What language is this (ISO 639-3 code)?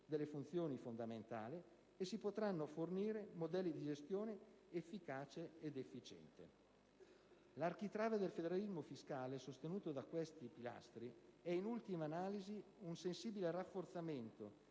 ita